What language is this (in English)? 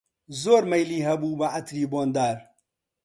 Central Kurdish